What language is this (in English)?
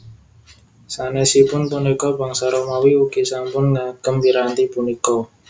Javanese